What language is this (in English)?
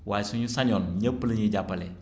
Wolof